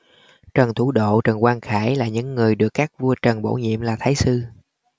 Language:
Vietnamese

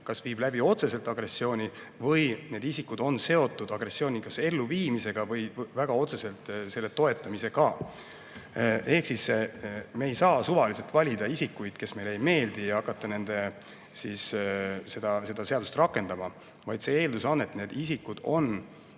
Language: Estonian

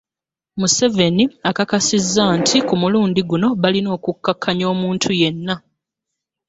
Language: Ganda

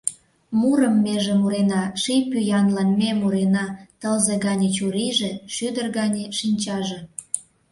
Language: Mari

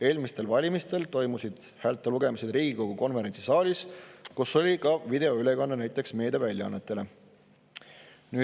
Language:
Estonian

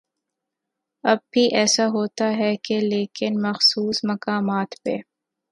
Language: Urdu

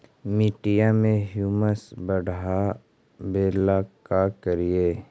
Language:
Magahi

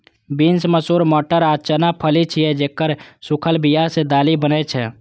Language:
Maithili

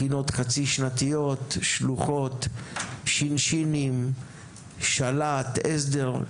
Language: Hebrew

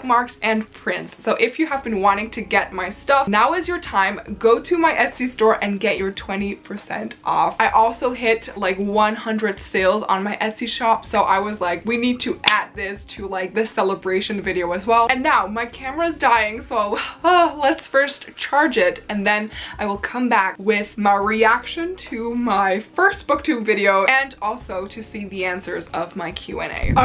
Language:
English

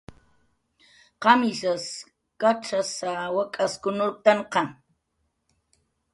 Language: Jaqaru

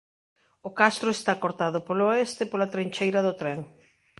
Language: Galician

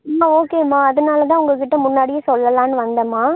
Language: Tamil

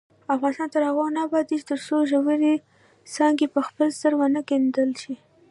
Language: Pashto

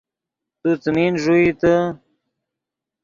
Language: Yidgha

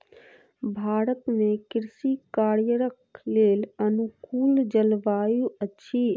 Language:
Maithili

